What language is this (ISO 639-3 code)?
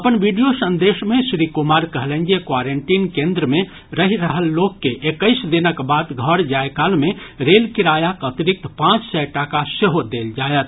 mai